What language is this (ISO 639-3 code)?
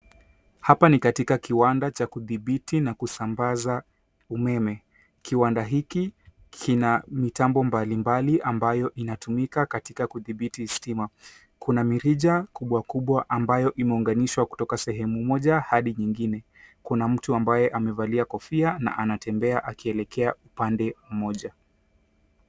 swa